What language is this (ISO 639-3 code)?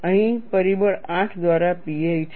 guj